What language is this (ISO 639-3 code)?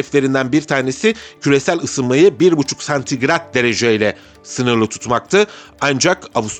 tur